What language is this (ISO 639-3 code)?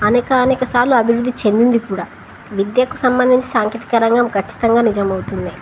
tel